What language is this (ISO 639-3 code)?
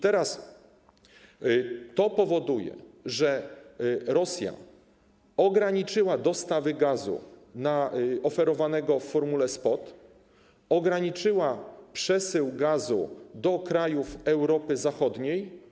pol